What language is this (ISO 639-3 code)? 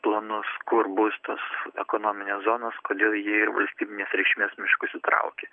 lit